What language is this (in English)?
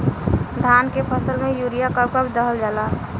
Bhojpuri